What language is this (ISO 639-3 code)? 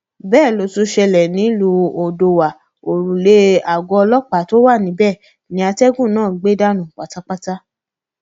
yor